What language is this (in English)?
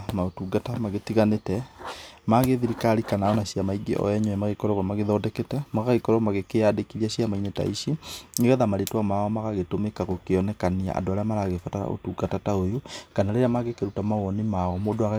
Kikuyu